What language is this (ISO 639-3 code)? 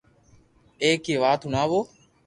lrk